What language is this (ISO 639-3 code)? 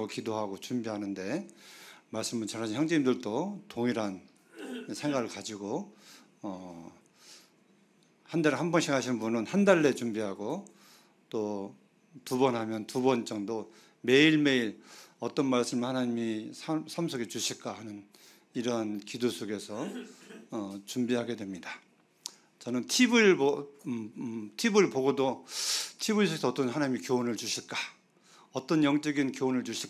kor